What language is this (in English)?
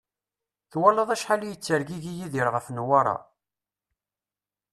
Kabyle